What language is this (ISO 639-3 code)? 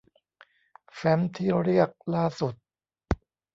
tha